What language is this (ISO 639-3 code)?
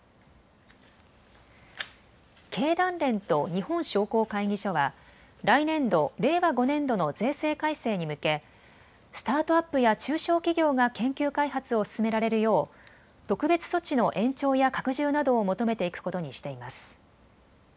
jpn